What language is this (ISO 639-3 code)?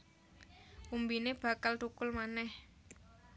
jav